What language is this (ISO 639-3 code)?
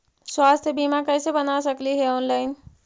mag